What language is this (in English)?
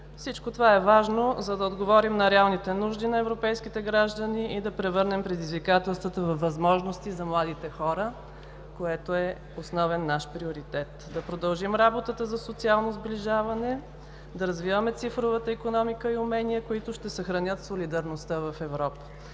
Bulgarian